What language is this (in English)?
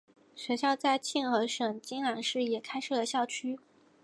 Chinese